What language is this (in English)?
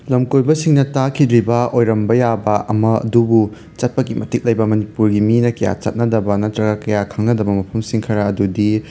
Manipuri